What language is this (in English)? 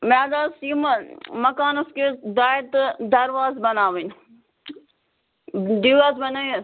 Kashmiri